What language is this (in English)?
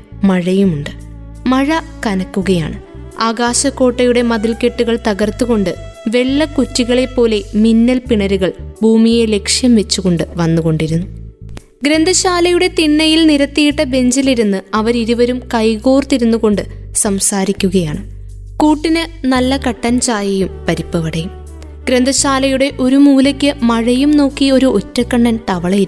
Malayalam